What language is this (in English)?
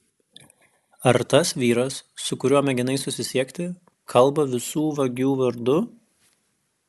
Lithuanian